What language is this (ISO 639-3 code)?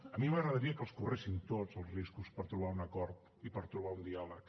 cat